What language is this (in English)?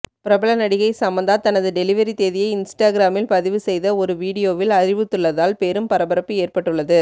Tamil